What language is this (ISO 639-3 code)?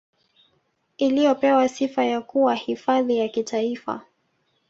swa